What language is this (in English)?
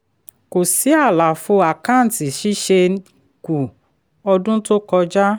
Yoruba